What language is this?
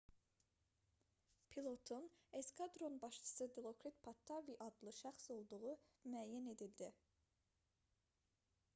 Azerbaijani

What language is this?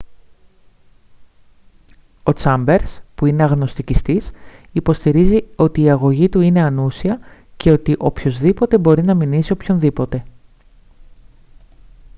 Greek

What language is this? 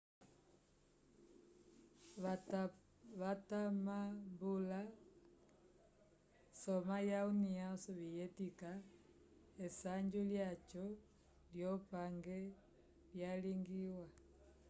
Umbundu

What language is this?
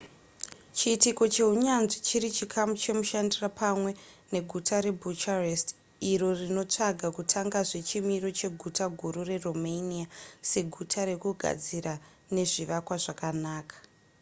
Shona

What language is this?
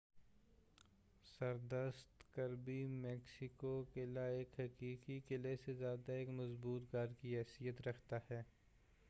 Urdu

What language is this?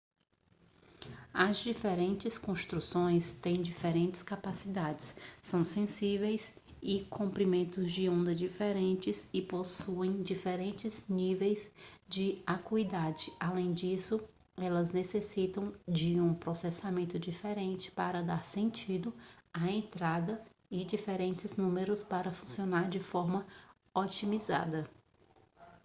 Portuguese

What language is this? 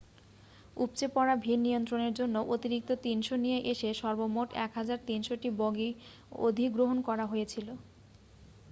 Bangla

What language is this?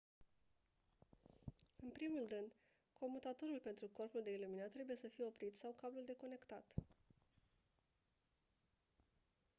Romanian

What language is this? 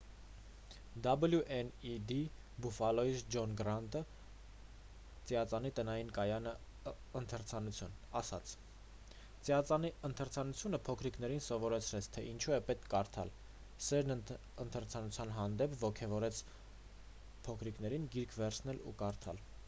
Armenian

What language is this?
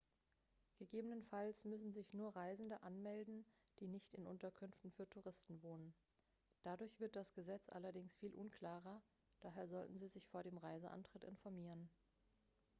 German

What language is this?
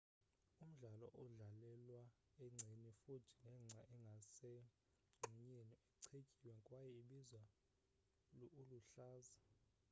Xhosa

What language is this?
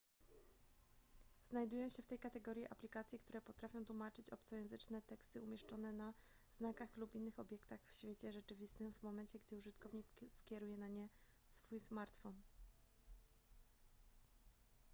Polish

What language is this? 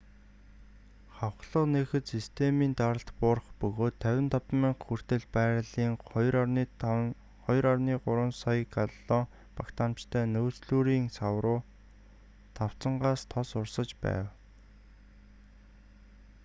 Mongolian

